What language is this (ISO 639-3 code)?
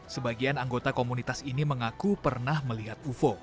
ind